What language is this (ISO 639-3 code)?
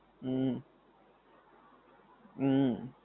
guj